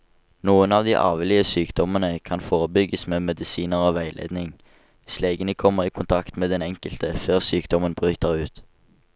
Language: Norwegian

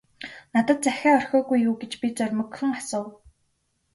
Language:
Mongolian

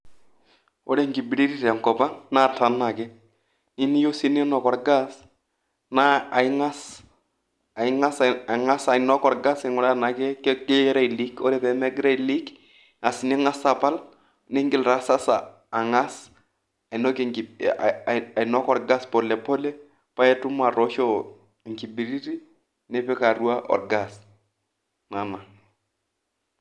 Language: Masai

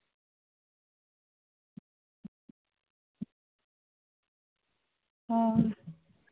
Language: Santali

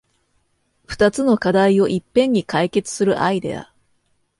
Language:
Japanese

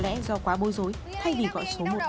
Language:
Vietnamese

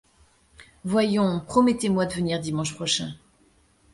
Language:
French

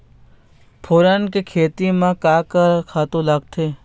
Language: Chhattisgarhi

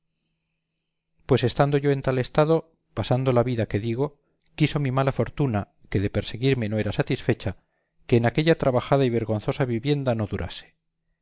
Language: Spanish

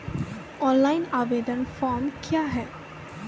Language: Maithili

